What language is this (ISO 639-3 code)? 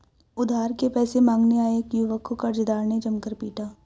hin